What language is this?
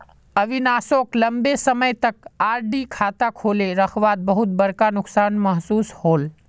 Magahi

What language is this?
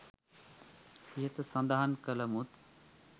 Sinhala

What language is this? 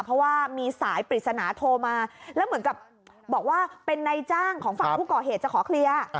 Thai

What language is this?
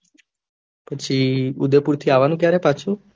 Gujarati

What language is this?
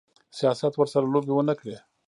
Pashto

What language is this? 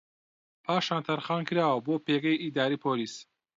Central Kurdish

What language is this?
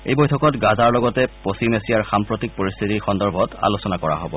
Assamese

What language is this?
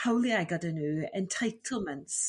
Welsh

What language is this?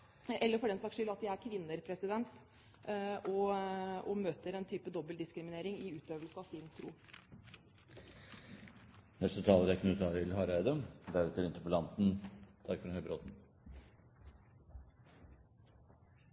Norwegian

